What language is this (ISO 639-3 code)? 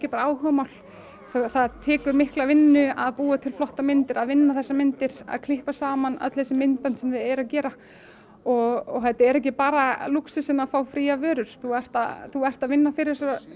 isl